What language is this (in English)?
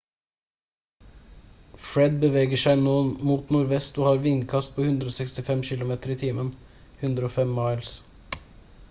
Norwegian Bokmål